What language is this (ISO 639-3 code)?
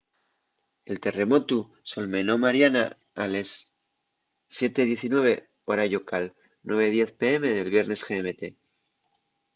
ast